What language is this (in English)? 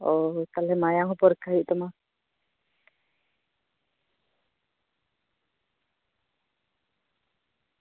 Santali